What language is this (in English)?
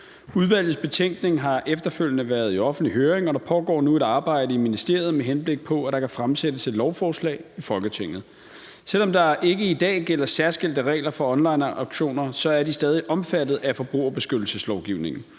Danish